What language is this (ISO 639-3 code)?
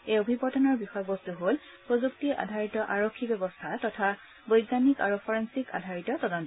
asm